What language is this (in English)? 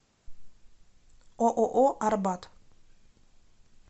Russian